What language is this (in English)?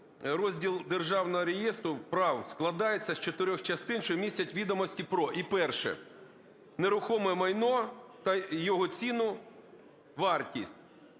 Ukrainian